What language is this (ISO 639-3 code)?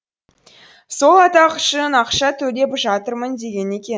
kaz